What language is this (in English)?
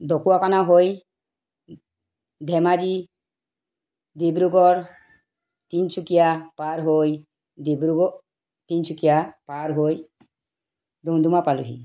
Assamese